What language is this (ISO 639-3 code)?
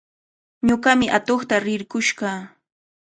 qvl